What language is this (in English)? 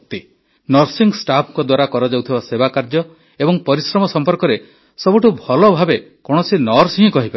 Odia